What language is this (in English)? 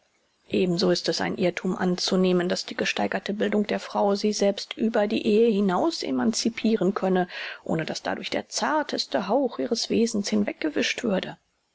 German